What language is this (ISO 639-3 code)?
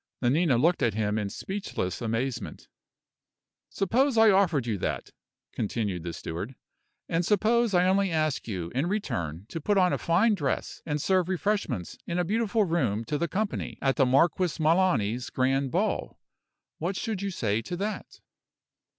eng